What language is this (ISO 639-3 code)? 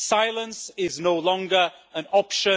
eng